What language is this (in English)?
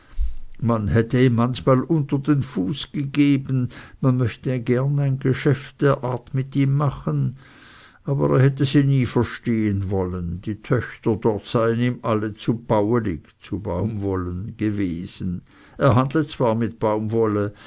German